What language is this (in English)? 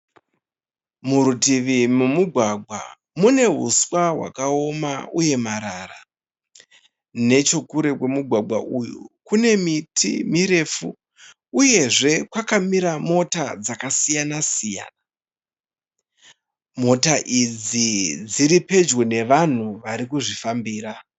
Shona